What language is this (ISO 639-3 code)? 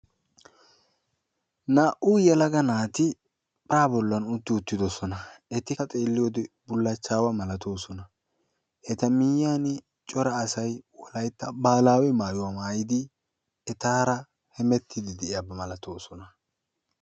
wal